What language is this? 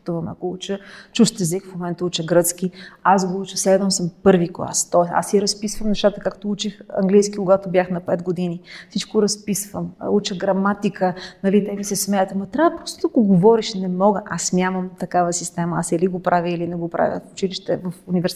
Bulgarian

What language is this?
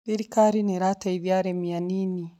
Kikuyu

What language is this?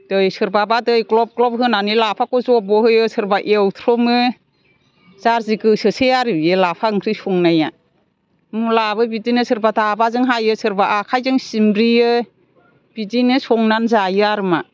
Bodo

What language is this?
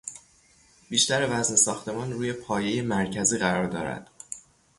Persian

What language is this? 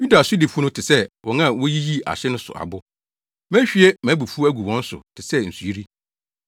Akan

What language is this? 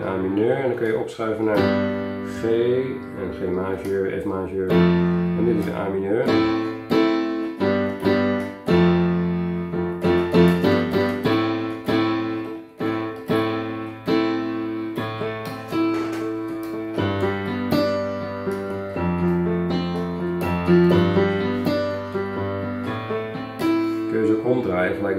Dutch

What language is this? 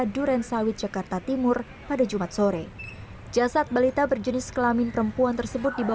Indonesian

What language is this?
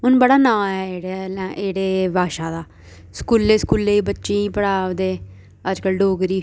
Dogri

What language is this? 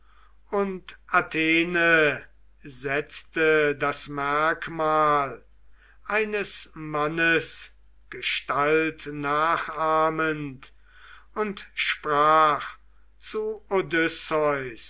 German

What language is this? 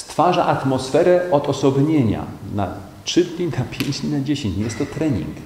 Polish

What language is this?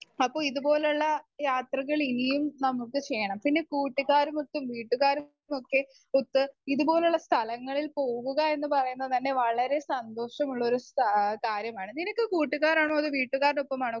Malayalam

